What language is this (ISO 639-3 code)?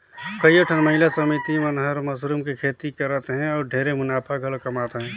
hne